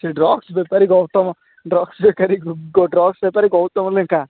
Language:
Odia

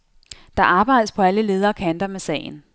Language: Danish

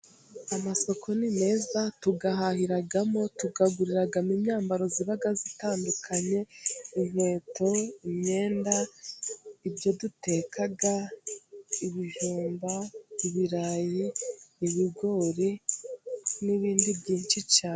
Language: Kinyarwanda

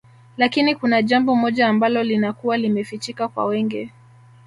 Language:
Swahili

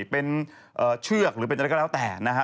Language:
Thai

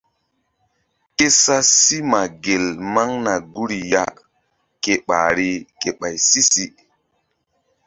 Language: Mbum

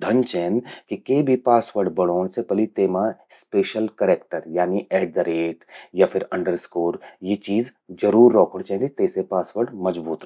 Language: Garhwali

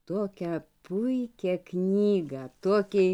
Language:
Lithuanian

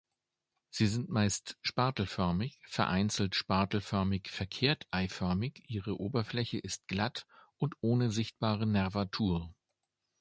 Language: German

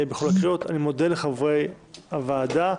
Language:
Hebrew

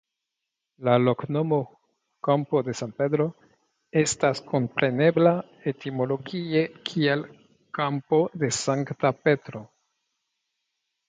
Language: Esperanto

